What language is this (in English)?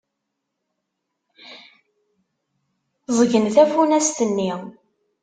Kabyle